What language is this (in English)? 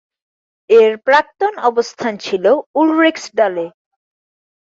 Bangla